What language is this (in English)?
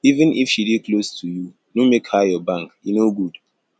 Nigerian Pidgin